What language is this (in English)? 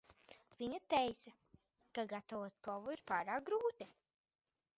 Latvian